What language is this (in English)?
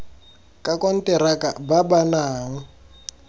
Tswana